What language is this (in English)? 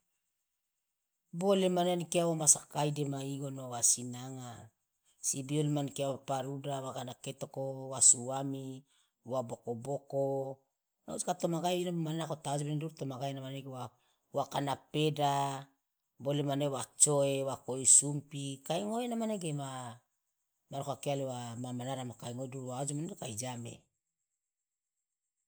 Loloda